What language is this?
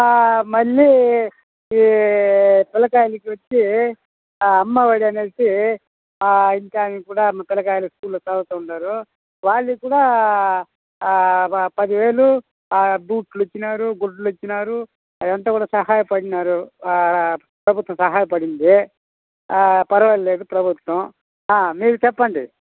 Telugu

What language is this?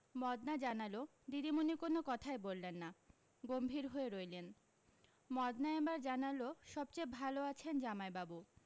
Bangla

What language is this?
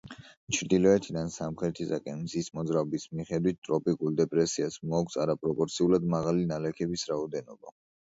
Georgian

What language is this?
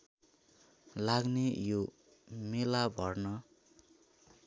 Nepali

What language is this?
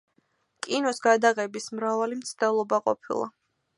Georgian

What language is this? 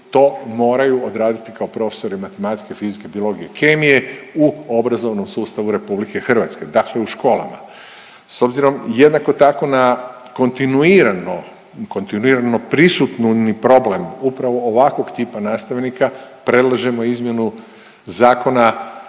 Croatian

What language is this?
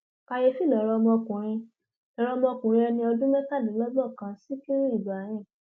Yoruba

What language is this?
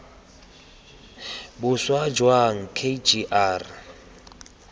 Tswana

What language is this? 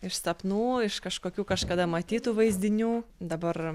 Lithuanian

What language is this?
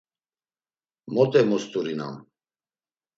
Laz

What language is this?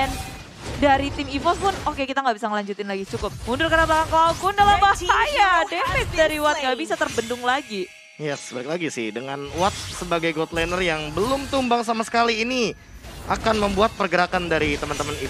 Indonesian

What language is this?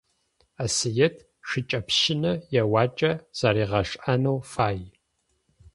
Adyghe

